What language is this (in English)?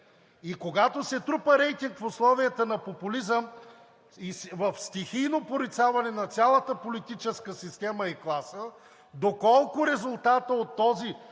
Bulgarian